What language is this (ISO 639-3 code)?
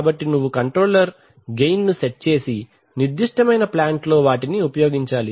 tel